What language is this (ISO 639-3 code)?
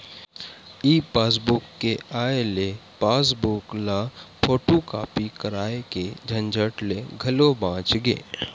hne